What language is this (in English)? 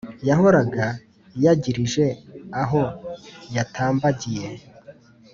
Kinyarwanda